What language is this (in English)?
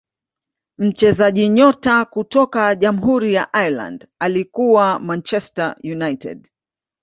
Swahili